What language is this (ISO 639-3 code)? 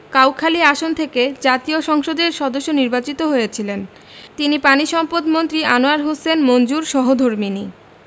ben